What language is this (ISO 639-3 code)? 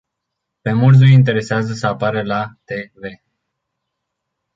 ron